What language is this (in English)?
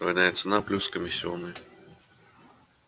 Russian